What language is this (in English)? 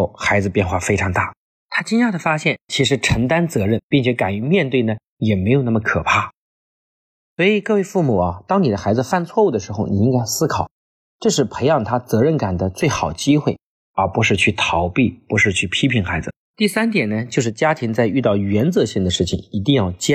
Chinese